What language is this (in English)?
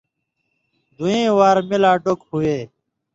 Indus Kohistani